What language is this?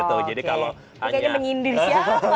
Indonesian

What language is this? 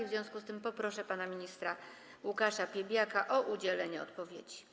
Polish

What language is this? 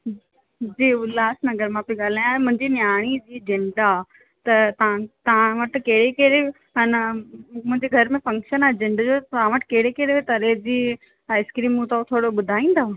Sindhi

